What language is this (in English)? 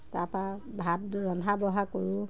Assamese